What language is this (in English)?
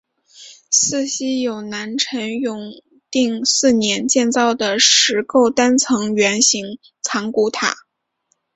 Chinese